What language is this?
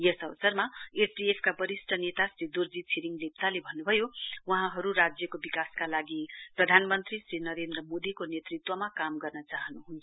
Nepali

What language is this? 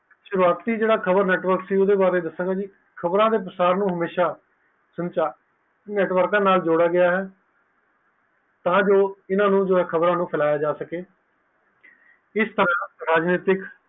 Punjabi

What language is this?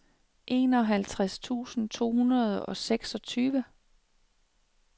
Danish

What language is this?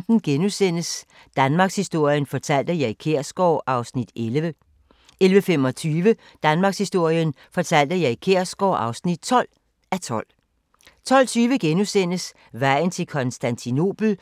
Danish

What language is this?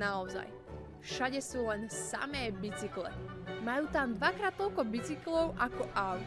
Slovak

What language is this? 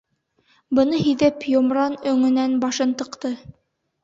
Bashkir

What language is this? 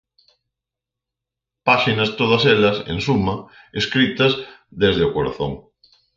Galician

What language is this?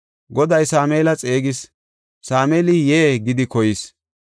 Gofa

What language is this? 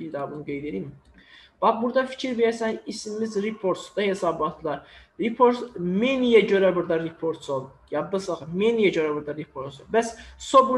Turkish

